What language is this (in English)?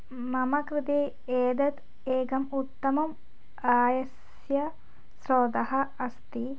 Sanskrit